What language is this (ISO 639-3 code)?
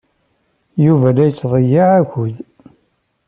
kab